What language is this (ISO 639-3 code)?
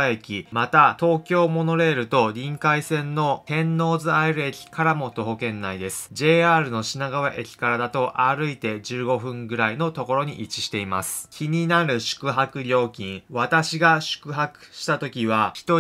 jpn